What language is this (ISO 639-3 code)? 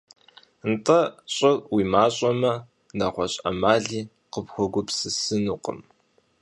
kbd